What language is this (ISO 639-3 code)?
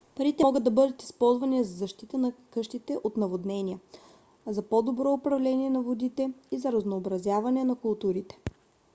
bul